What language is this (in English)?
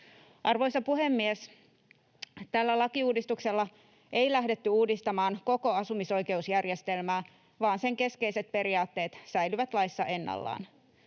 Finnish